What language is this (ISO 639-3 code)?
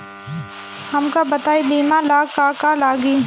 bho